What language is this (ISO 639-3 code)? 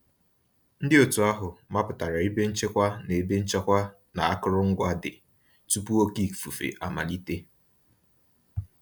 ibo